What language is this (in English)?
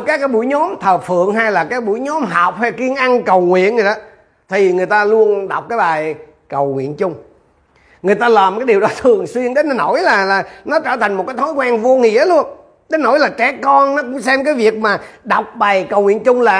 Vietnamese